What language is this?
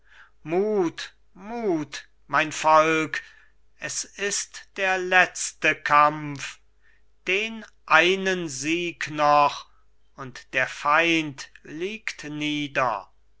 German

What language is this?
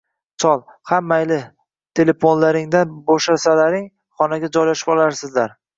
Uzbek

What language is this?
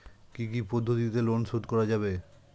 Bangla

